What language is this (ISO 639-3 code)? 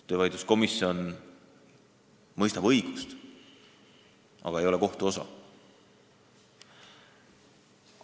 est